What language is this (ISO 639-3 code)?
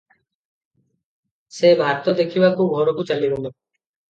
ori